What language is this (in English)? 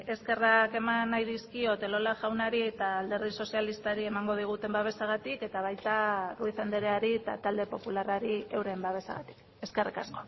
Basque